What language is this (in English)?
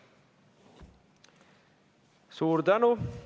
Estonian